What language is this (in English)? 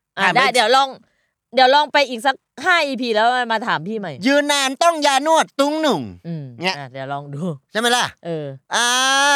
Thai